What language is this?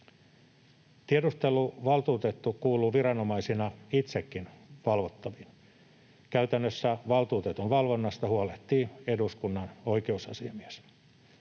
Finnish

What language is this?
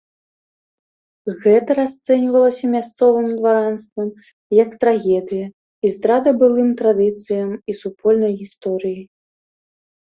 Belarusian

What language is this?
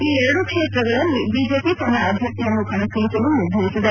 Kannada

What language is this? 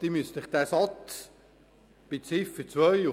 Swiss German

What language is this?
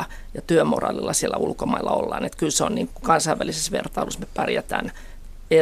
Finnish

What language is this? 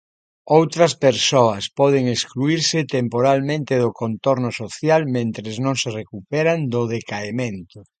Galician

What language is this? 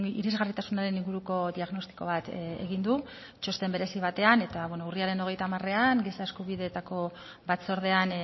Basque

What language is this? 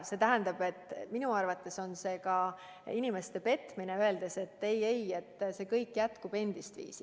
Estonian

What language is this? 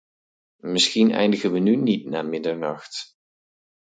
Dutch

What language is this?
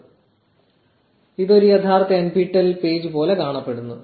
Malayalam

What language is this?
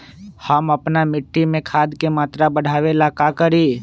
Magahi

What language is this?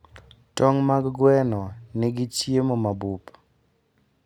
Luo (Kenya and Tanzania)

